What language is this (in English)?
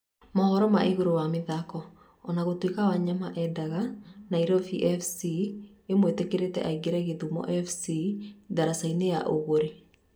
Kikuyu